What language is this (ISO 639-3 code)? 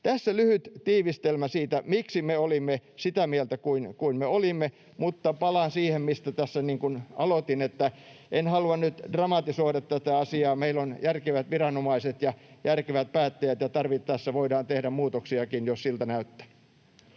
fin